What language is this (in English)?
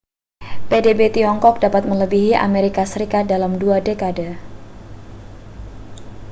Indonesian